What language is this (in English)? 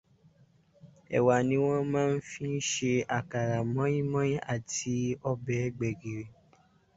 Yoruba